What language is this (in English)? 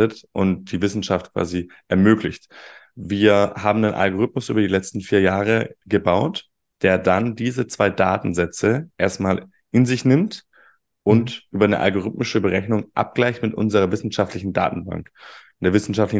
German